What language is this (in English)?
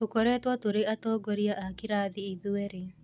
Kikuyu